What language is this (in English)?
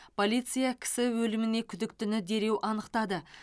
Kazakh